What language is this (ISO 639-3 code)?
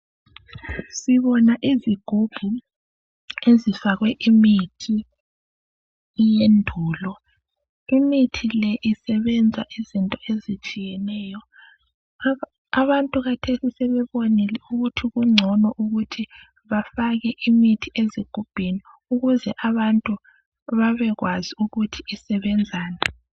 nde